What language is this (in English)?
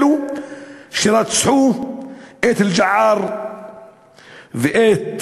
Hebrew